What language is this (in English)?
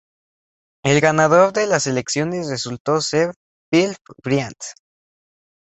Spanish